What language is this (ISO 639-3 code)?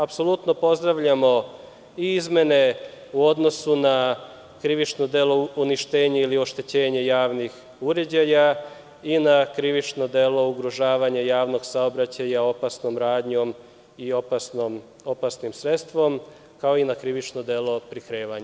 srp